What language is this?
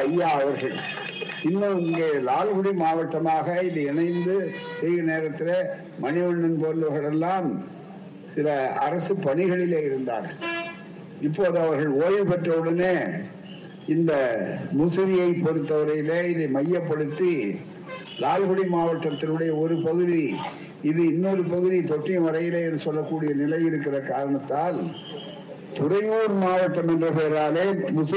Tamil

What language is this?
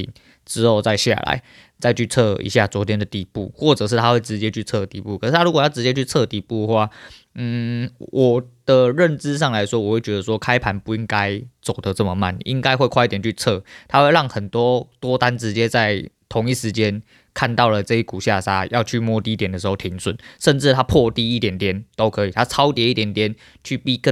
Chinese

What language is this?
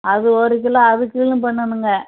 Tamil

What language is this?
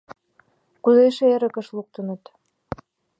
Mari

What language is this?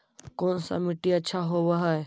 Magahi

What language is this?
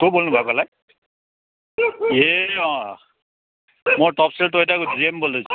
Nepali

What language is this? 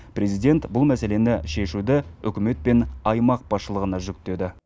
Kazakh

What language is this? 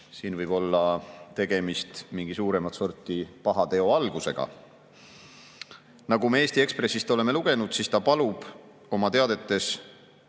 Estonian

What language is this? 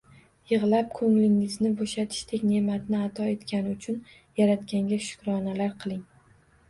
Uzbek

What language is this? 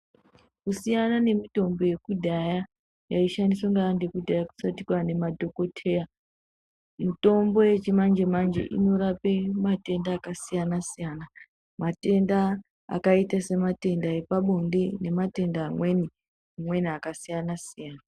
Ndau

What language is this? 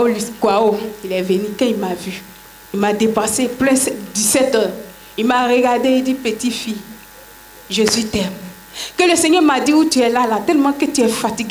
French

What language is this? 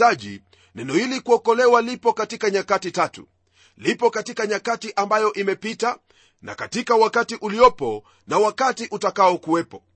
Swahili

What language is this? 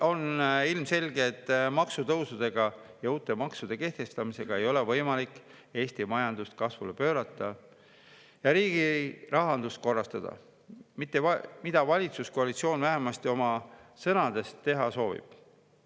Estonian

